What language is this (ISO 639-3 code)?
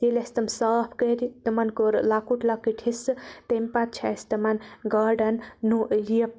kas